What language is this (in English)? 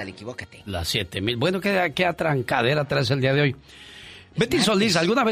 Spanish